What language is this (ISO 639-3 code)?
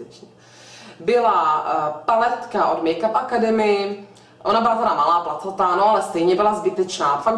ces